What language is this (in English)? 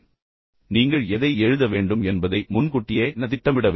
Tamil